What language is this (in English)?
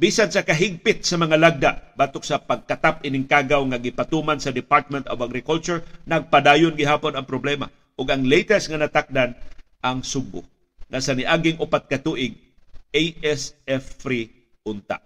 Filipino